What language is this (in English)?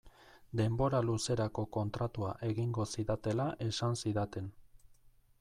Basque